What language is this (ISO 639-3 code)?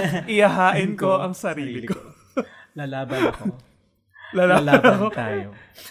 fil